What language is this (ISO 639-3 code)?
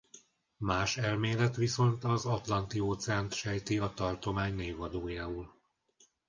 hun